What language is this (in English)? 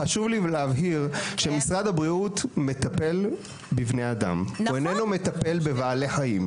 Hebrew